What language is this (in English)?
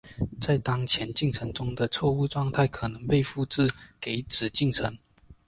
Chinese